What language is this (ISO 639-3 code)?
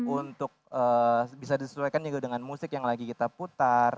ind